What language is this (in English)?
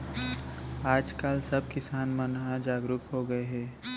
Chhattisgarhi